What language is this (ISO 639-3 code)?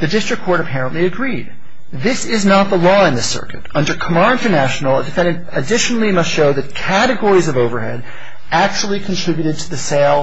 eng